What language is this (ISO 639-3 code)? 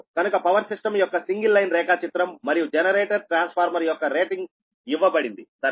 tel